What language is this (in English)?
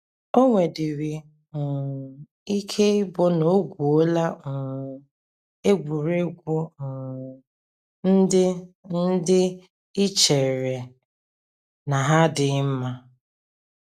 Igbo